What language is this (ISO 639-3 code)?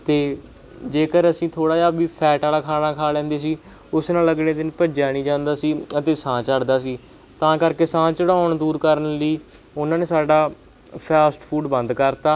pan